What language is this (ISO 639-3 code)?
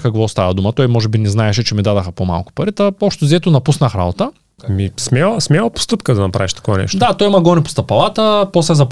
bul